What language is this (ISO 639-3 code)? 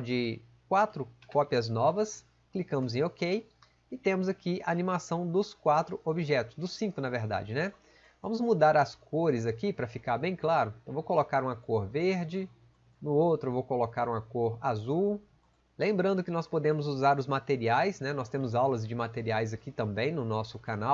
por